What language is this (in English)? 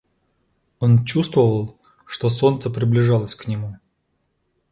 Russian